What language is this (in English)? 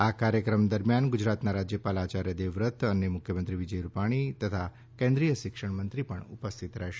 Gujarati